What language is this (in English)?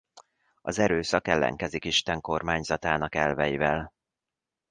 Hungarian